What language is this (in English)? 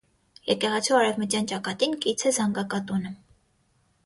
Armenian